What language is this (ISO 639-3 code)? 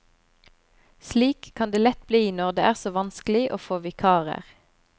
nor